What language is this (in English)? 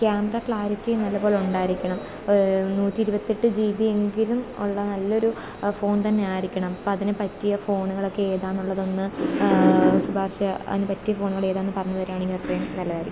Malayalam